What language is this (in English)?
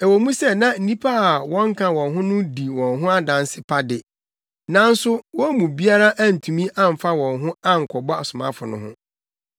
Akan